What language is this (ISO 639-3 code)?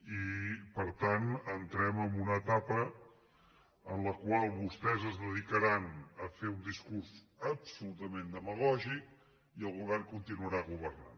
cat